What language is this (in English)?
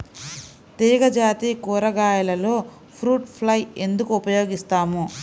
Telugu